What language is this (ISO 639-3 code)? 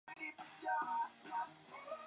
zho